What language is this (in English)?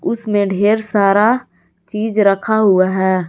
Hindi